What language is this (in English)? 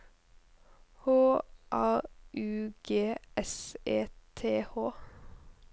Norwegian